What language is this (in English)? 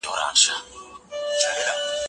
Pashto